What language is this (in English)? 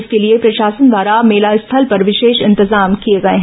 Hindi